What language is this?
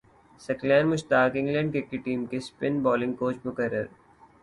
Urdu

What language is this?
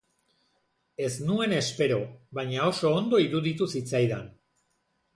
Basque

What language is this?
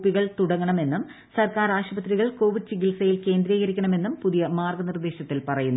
Malayalam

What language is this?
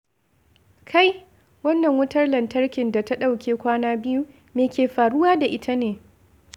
Hausa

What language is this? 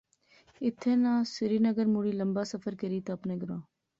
Pahari-Potwari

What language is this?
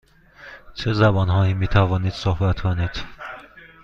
Persian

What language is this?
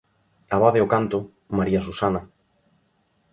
Galician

